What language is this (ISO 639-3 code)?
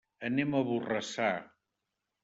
cat